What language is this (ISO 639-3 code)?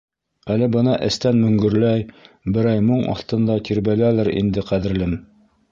bak